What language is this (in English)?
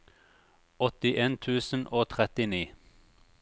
Norwegian